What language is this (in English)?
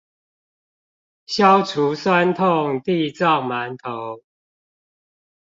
Chinese